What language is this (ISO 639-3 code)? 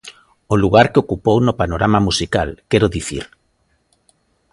glg